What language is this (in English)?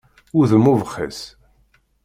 Kabyle